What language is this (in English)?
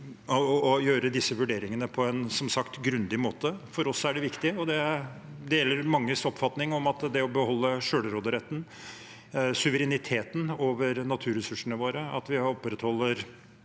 Norwegian